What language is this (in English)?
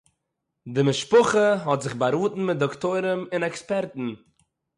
Yiddish